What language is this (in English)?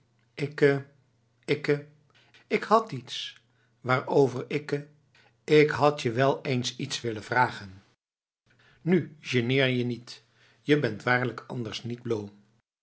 Dutch